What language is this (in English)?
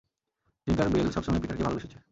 Bangla